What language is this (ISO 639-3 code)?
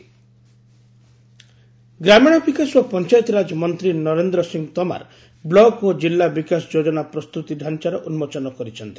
ori